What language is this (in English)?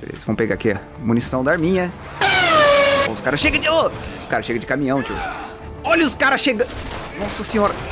Portuguese